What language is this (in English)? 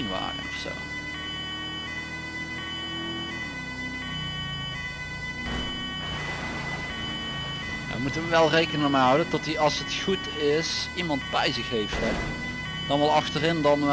Dutch